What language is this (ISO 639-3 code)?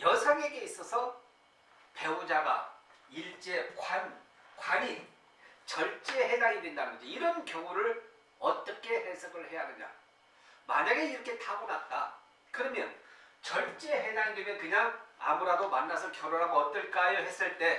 kor